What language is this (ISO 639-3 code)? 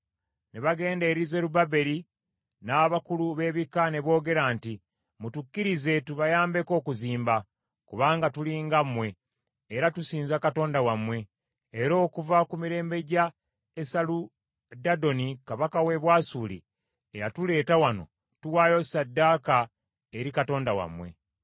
lug